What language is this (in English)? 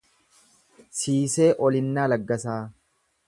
Oromo